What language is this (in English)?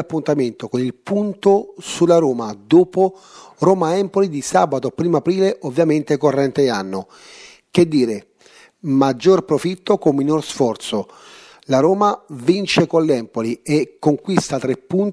Italian